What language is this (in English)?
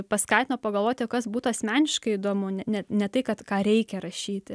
Lithuanian